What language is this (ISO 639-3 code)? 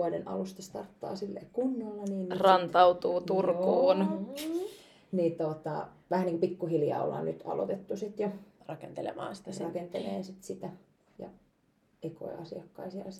fin